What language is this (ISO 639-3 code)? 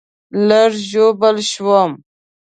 pus